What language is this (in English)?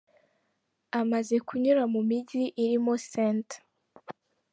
Kinyarwanda